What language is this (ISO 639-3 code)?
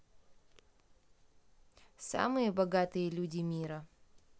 rus